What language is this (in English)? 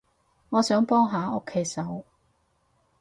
Cantonese